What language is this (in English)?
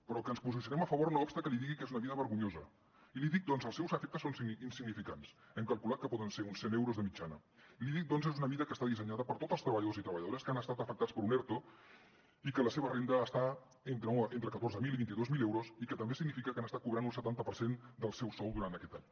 Catalan